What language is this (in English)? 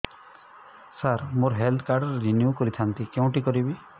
Odia